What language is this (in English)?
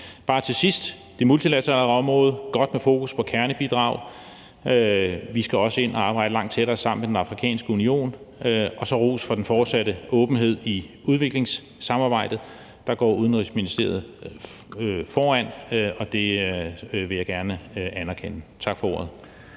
Danish